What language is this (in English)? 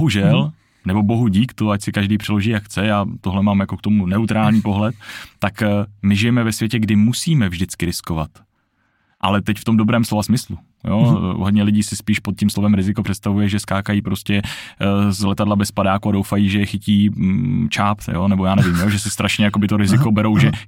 Czech